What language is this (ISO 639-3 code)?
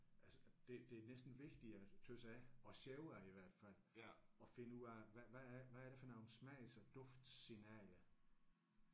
dan